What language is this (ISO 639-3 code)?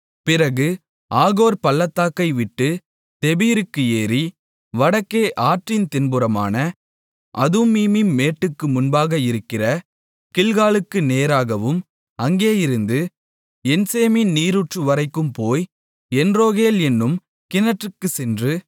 tam